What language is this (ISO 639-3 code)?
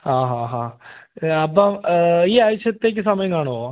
mal